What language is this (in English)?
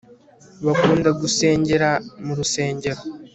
Kinyarwanda